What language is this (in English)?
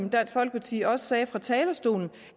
Danish